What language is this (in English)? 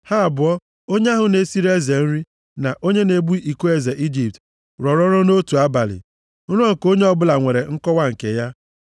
Igbo